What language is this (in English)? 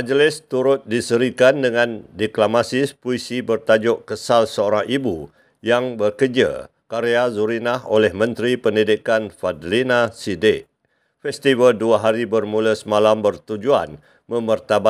Malay